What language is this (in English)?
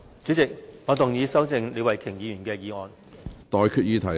Cantonese